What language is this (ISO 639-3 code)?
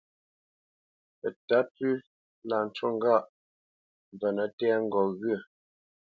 bce